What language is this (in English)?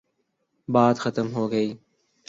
Urdu